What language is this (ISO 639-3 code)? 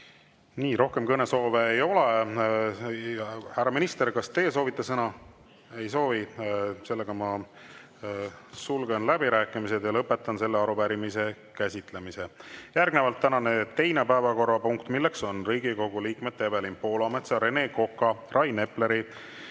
est